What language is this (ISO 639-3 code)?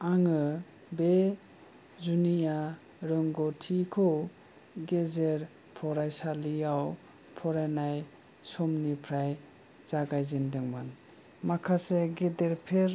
brx